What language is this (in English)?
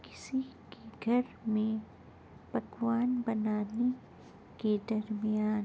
Urdu